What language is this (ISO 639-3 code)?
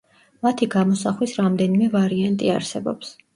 kat